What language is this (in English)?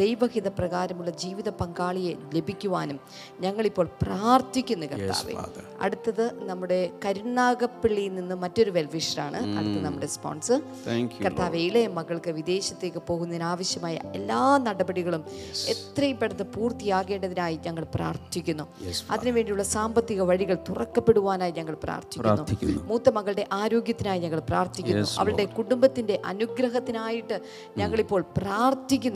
Malayalam